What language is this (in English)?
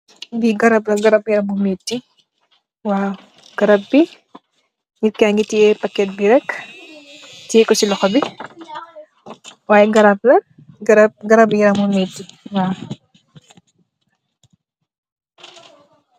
Wolof